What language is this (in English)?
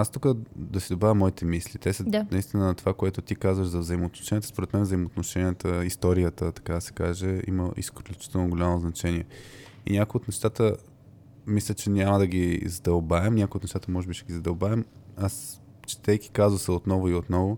Bulgarian